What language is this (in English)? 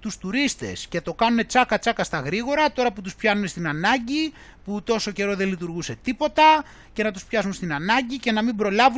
Greek